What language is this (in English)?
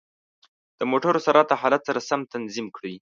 Pashto